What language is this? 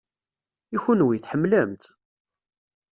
Kabyle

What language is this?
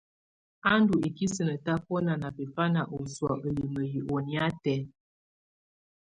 Tunen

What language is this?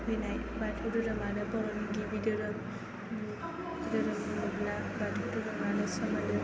Bodo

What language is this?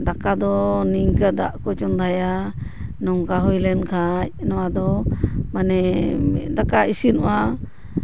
Santali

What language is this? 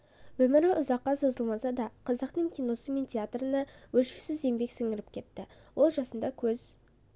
Kazakh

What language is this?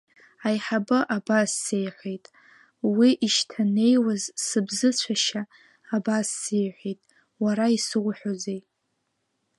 Abkhazian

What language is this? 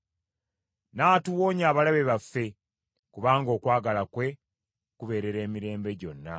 Ganda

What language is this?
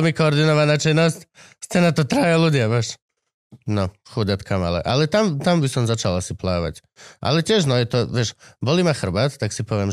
Slovak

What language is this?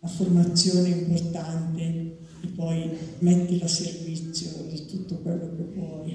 Italian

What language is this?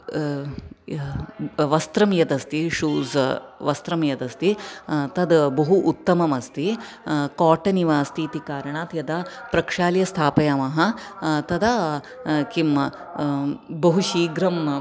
Sanskrit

